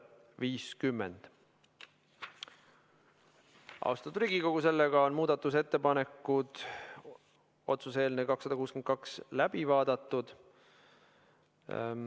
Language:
Estonian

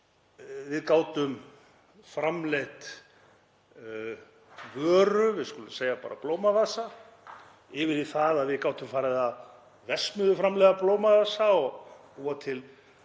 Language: Icelandic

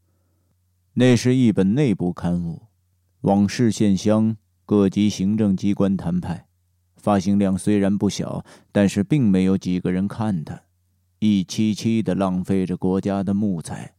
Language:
Chinese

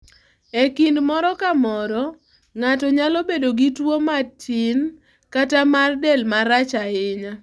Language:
Luo (Kenya and Tanzania)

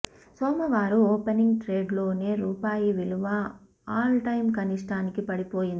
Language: Telugu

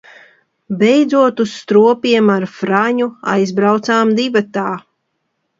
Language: Latvian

